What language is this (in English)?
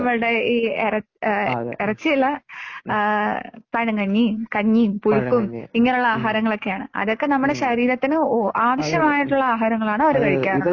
Malayalam